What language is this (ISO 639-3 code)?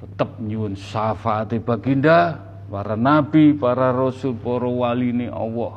ind